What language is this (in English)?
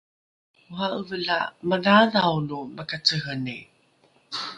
Rukai